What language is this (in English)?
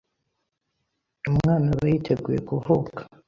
Kinyarwanda